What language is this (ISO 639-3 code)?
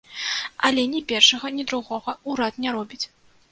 bel